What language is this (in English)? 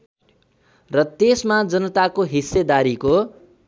Nepali